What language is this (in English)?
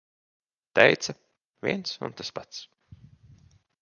Latvian